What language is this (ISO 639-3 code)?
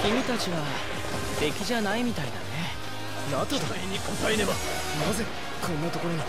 jpn